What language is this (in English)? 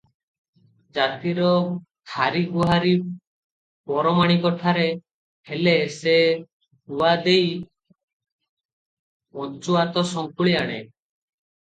Odia